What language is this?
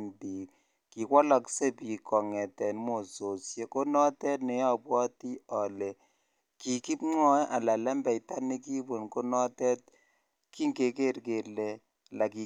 Kalenjin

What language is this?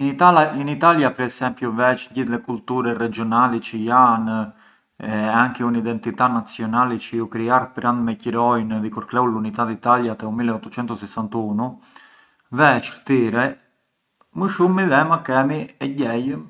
Arbëreshë Albanian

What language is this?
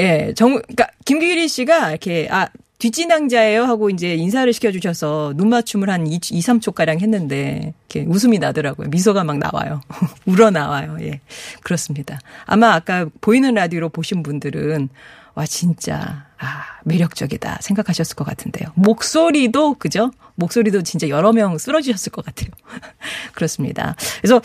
Korean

